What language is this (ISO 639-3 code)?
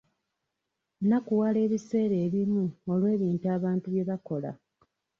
lug